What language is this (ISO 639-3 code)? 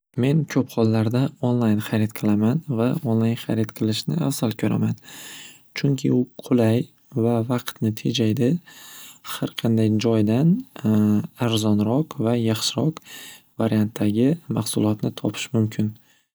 uzb